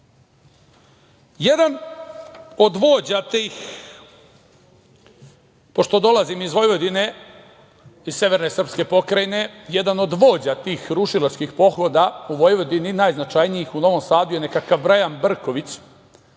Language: Serbian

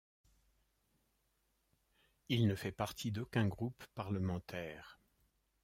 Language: French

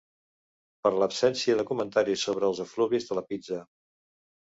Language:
Catalan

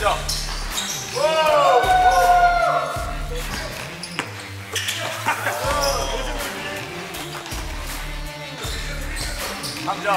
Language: Korean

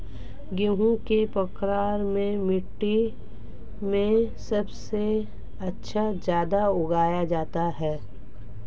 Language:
Hindi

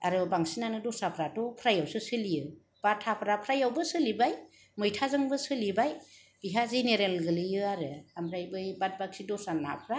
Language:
Bodo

